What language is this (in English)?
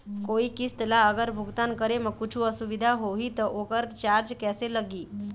Chhattisgarhi